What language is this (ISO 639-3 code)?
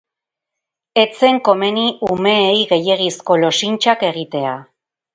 eus